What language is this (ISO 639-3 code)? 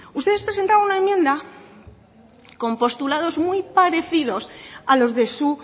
spa